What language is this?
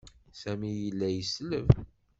Kabyle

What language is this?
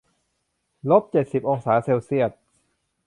Thai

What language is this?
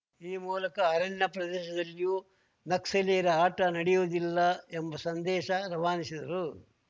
Kannada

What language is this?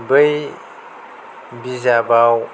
Bodo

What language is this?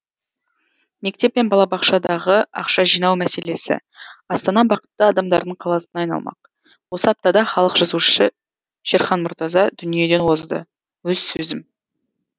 Kazakh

